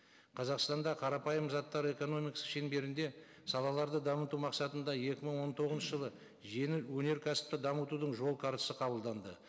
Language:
Kazakh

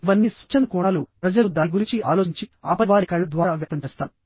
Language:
Telugu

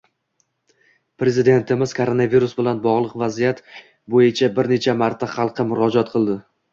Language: Uzbek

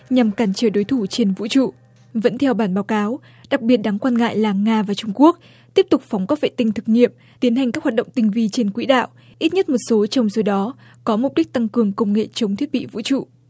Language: Vietnamese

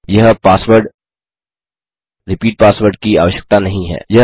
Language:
Hindi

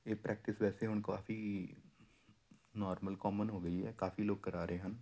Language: Punjabi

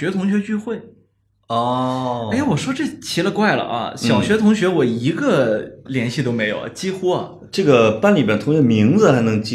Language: Chinese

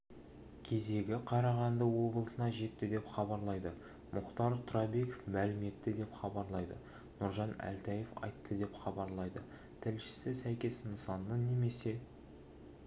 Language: Kazakh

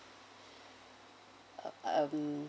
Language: English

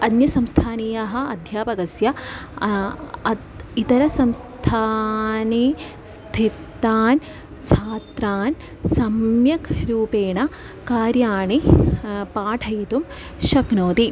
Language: Sanskrit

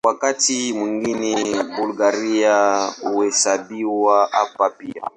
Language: Swahili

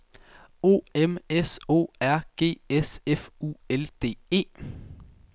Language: Danish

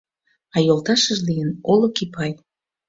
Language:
Mari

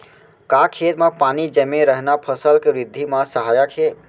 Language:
Chhattisgarhi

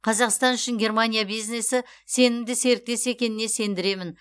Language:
Kazakh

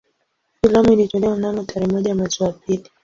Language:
Swahili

